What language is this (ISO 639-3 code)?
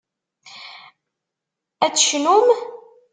kab